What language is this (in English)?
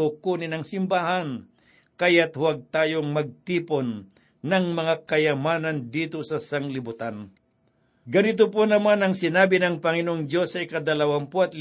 Filipino